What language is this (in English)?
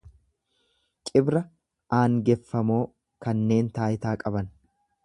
Oromo